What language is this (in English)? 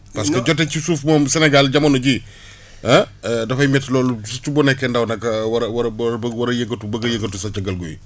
Wolof